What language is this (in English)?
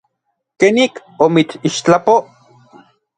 Orizaba Nahuatl